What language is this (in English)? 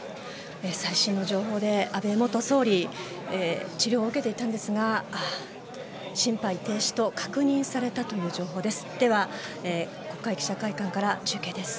Japanese